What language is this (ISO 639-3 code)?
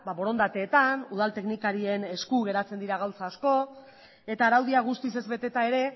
eus